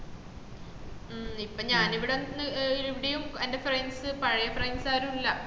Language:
Malayalam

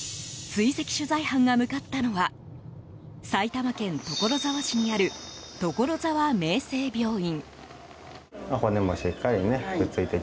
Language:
Japanese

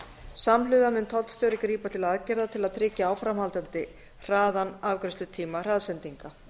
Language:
Icelandic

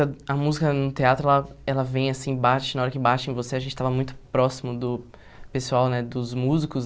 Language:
Portuguese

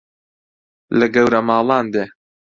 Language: Central Kurdish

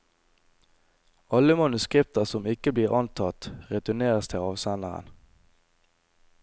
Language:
Norwegian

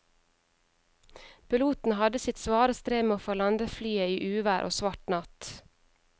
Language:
Norwegian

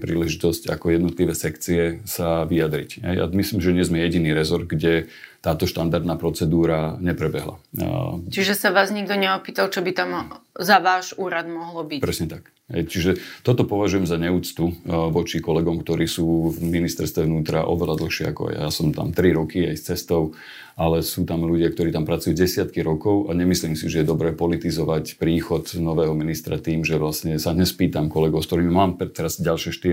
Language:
Slovak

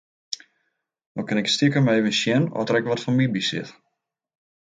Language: Western Frisian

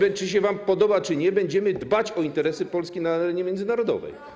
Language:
Polish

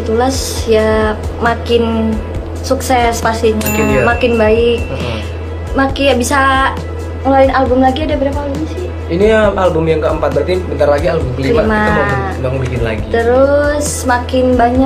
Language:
Indonesian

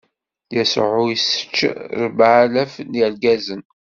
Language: Kabyle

